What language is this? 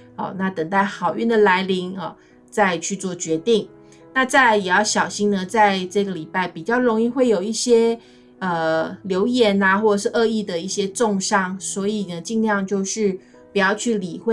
Chinese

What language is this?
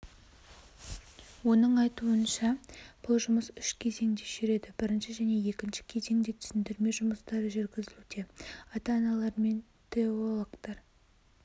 Kazakh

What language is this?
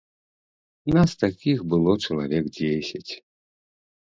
Belarusian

